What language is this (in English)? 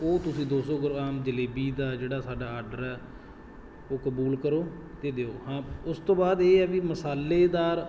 Punjabi